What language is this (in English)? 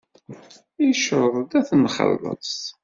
Kabyle